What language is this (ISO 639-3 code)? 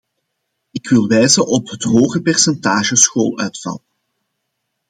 nld